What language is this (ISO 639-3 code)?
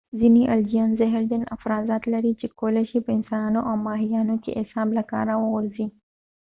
pus